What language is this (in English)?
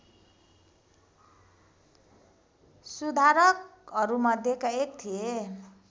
Nepali